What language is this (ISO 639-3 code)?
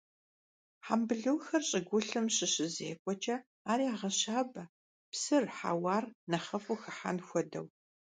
kbd